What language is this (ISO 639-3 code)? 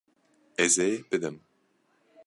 kur